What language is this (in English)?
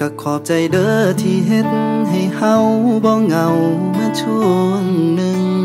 Thai